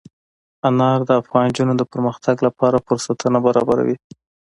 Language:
Pashto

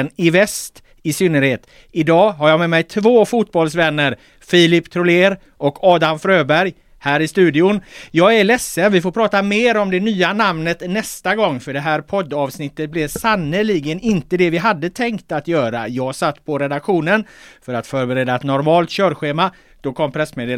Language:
Swedish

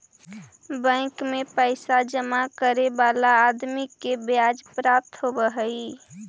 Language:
Magahi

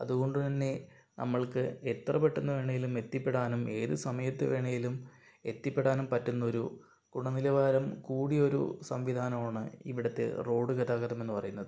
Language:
Malayalam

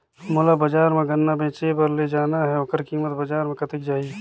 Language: Chhattisgarhi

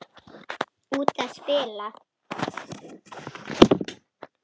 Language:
Icelandic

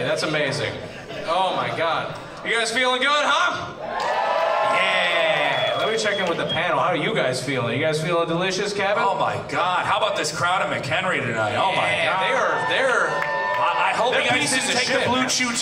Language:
English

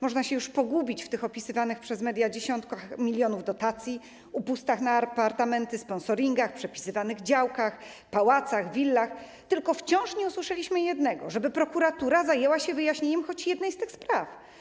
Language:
Polish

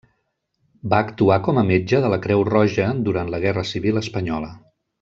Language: Catalan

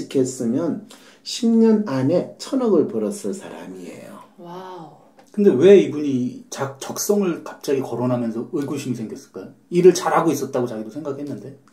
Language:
Korean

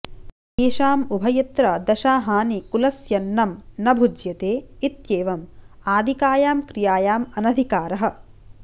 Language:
Sanskrit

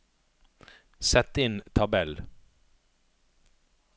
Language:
Norwegian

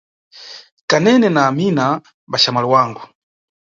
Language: Nyungwe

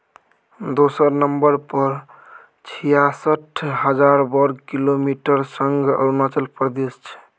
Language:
Maithili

